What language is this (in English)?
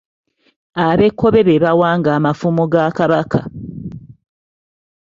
Ganda